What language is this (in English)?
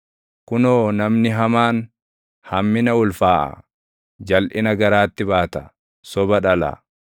Oromo